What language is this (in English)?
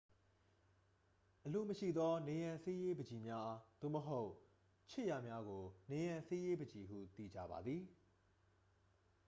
Burmese